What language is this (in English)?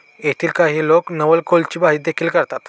Marathi